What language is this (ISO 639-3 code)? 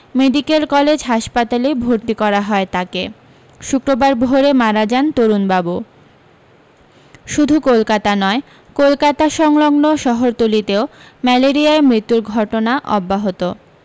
ben